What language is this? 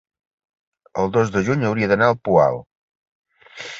Catalan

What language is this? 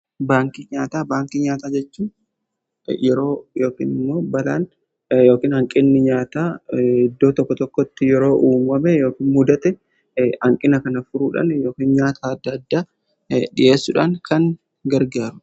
Oromo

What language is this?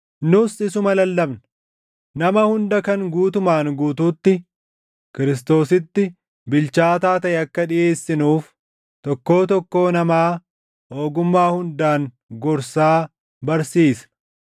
Oromo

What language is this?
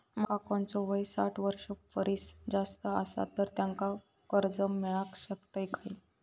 Marathi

